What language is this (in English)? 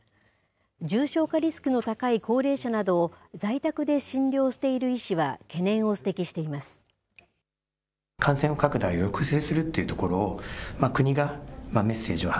Japanese